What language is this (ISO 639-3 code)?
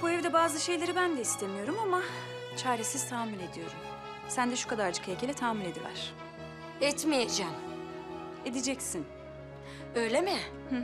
tur